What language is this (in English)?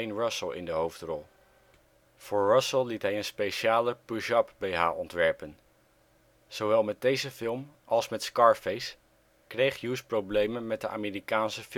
Dutch